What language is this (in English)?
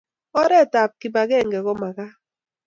Kalenjin